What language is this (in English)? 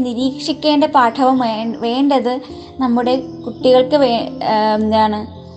Malayalam